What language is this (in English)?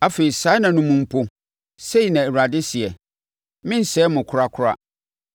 Akan